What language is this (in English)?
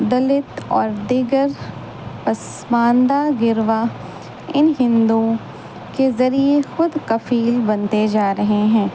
Urdu